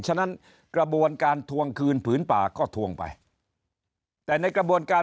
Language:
Thai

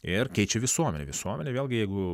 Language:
Lithuanian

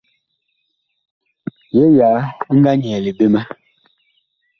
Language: Bakoko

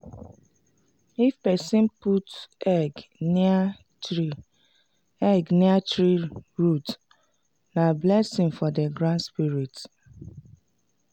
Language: Nigerian Pidgin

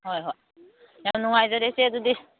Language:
Manipuri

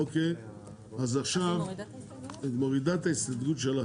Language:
Hebrew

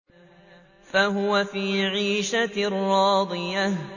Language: Arabic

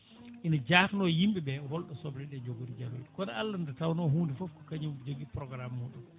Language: Fula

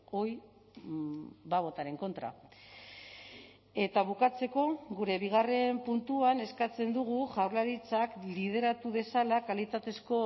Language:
Basque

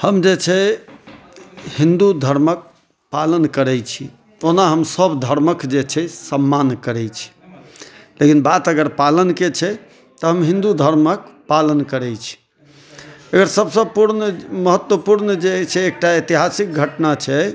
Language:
Maithili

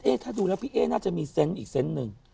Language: Thai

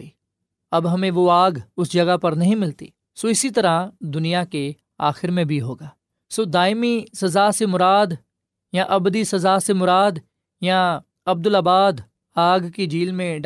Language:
Urdu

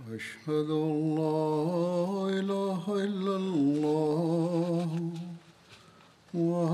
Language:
Bulgarian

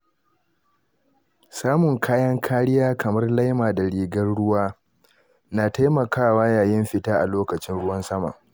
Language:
Hausa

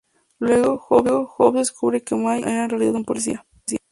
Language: Spanish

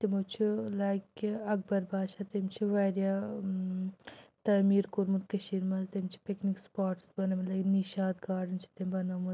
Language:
Kashmiri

